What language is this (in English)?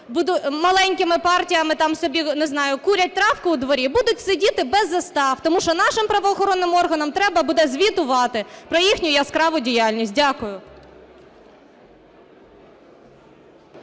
Ukrainian